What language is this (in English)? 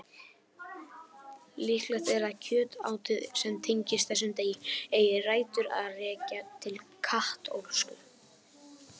Icelandic